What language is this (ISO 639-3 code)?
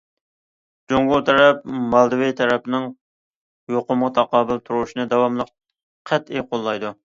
uig